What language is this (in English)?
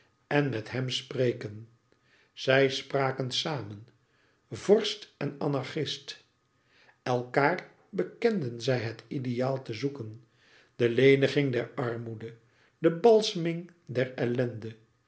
Dutch